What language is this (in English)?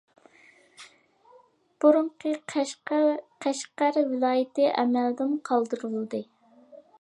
Uyghur